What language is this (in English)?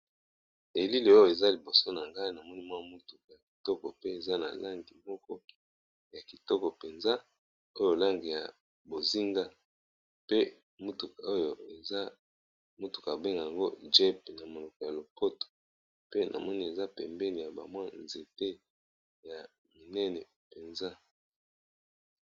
Lingala